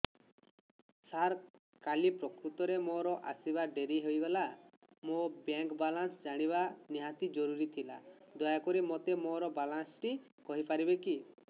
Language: Odia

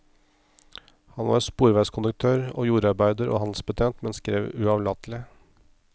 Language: Norwegian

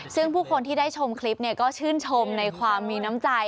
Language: Thai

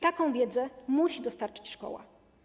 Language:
Polish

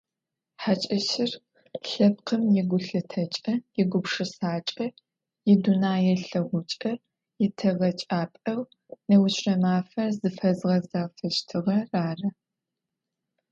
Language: Adyghe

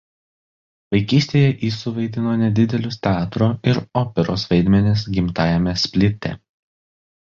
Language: Lithuanian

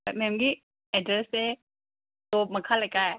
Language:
Manipuri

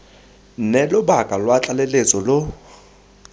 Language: Tswana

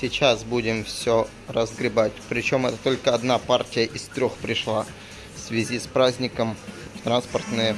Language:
Russian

